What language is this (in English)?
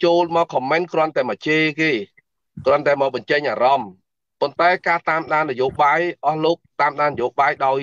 Vietnamese